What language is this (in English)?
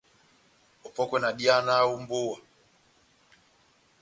Batanga